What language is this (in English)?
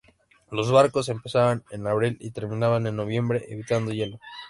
Spanish